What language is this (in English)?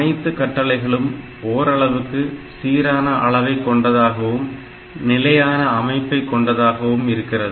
Tamil